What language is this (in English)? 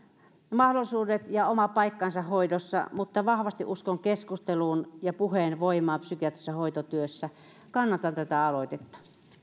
Finnish